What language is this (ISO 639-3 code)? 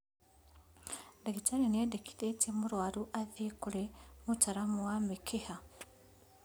kik